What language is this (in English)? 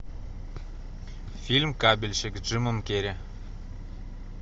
Russian